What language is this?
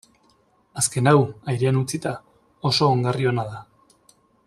Basque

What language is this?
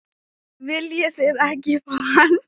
Icelandic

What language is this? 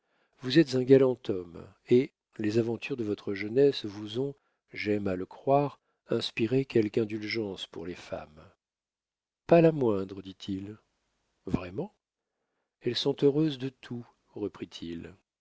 French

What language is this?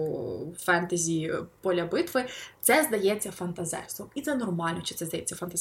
Ukrainian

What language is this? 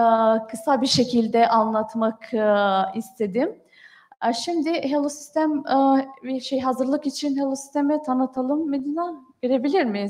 Turkish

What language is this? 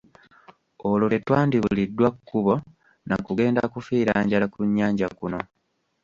Ganda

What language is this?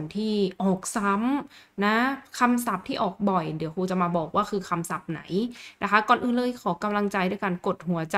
Thai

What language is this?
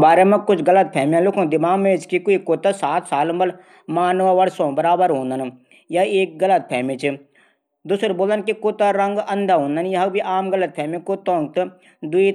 Garhwali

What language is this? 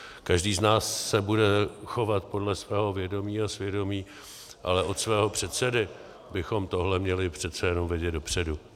Czech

